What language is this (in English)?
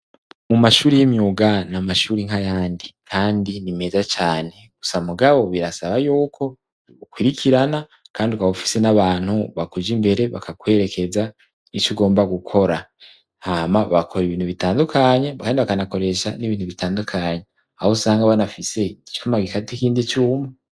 Rundi